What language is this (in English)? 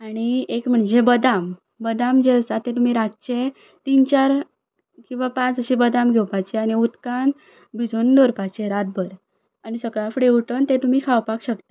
Konkani